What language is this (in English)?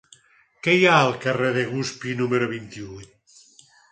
Catalan